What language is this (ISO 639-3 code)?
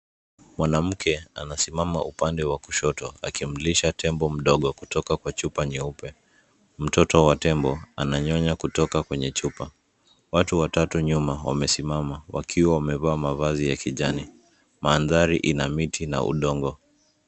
swa